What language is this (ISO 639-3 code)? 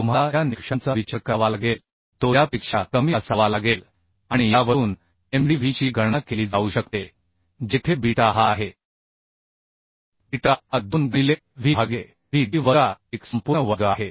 mar